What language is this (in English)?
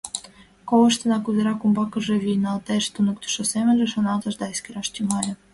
Mari